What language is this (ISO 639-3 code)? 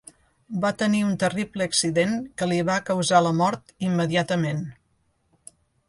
cat